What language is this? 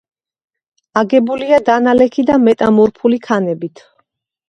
Georgian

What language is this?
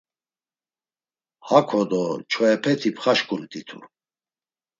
Laz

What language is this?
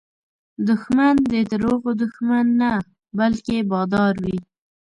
Pashto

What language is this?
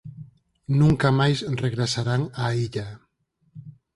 Galician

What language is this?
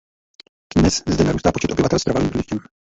Czech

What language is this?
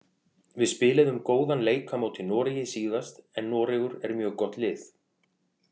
Icelandic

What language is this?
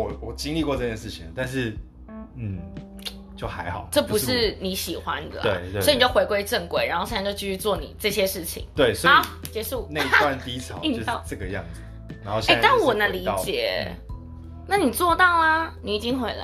Chinese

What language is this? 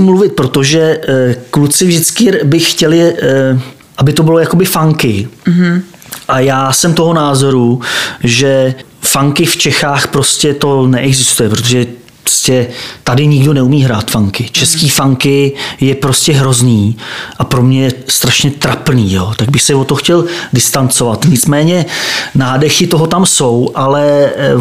Czech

